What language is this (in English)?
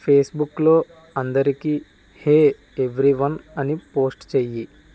Telugu